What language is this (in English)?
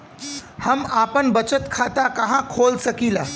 Bhojpuri